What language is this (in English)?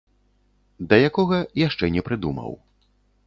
Belarusian